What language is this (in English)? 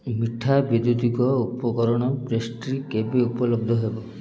Odia